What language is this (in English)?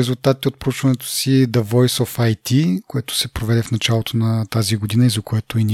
Bulgarian